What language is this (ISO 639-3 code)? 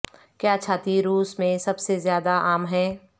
urd